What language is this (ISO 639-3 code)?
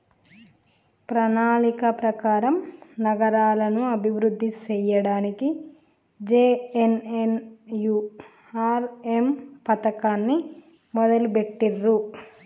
tel